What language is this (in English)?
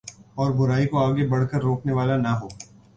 Urdu